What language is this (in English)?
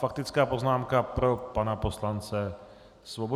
Czech